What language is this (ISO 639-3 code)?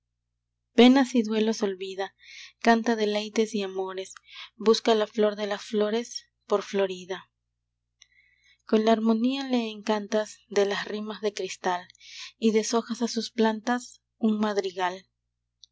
spa